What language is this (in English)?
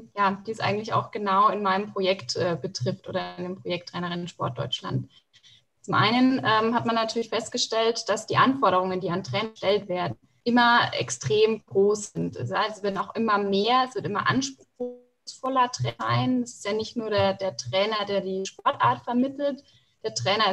German